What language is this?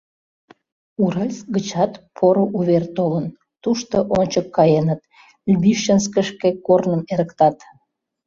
Mari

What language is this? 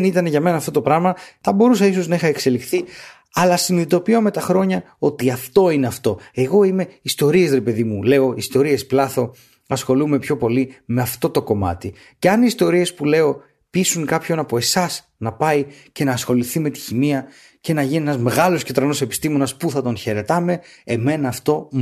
Greek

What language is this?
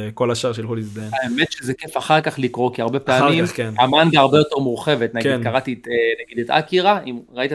Hebrew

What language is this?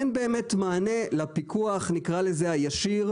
Hebrew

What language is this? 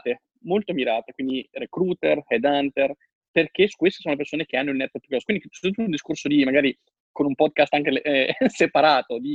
Italian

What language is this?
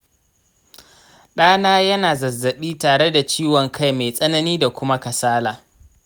Hausa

